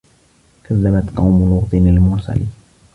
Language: Arabic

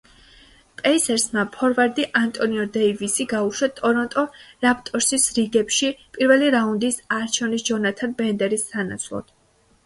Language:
Georgian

